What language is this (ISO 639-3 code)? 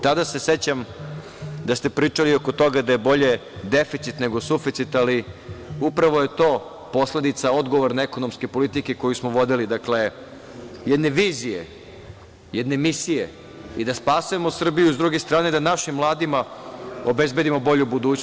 srp